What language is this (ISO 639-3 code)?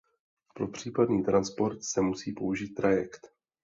ces